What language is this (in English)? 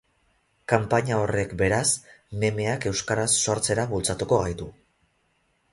Basque